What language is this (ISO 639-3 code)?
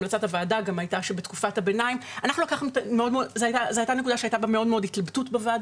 heb